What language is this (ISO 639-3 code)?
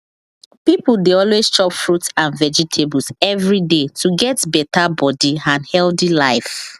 pcm